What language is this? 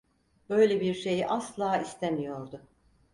Turkish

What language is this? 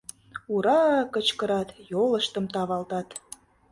Mari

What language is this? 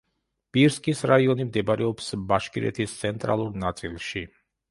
Georgian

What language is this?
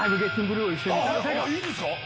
Japanese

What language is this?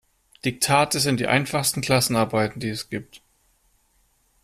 German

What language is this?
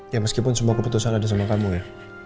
Indonesian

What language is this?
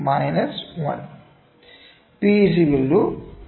Malayalam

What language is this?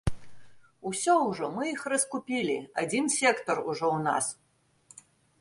Belarusian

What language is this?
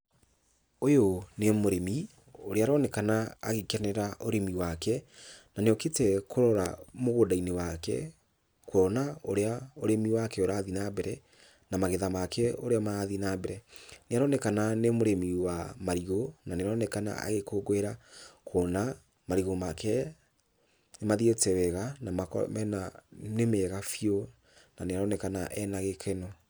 Kikuyu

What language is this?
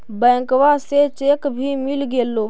Magahi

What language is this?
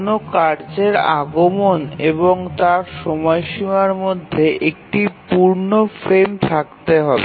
Bangla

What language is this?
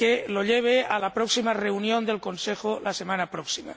Spanish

